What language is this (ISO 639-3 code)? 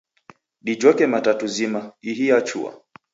dav